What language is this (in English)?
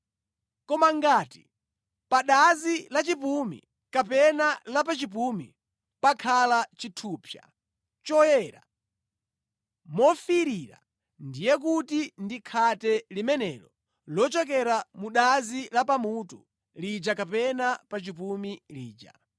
Nyanja